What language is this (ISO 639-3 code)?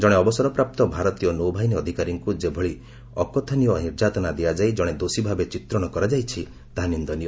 ori